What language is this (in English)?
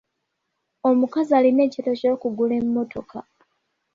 Ganda